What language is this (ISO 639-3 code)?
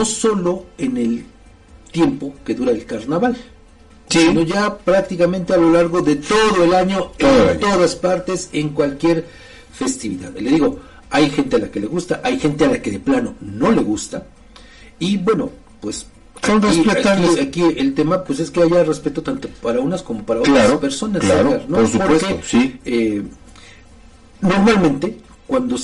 spa